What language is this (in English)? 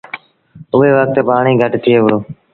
Sindhi Bhil